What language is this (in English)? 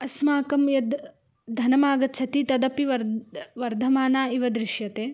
Sanskrit